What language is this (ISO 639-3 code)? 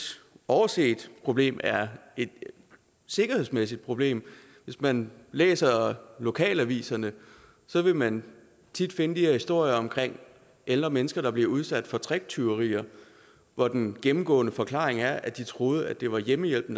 dan